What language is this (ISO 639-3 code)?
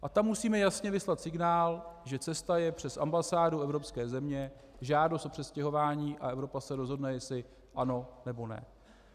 ces